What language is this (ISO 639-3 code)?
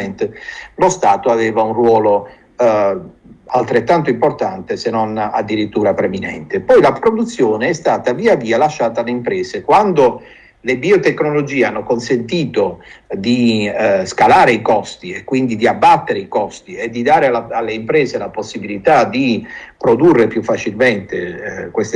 ita